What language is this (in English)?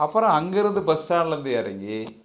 Tamil